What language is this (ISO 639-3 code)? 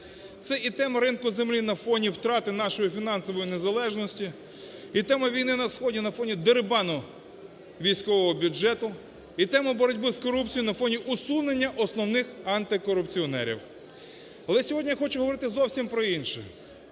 ukr